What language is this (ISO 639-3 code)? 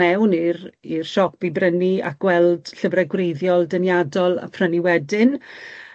cym